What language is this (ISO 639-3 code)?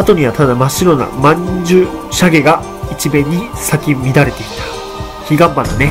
jpn